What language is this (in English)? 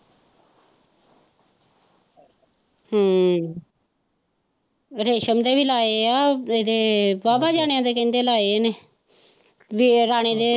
Punjabi